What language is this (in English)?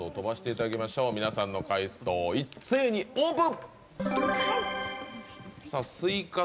Japanese